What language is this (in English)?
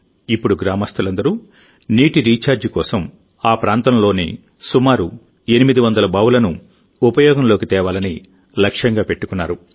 Telugu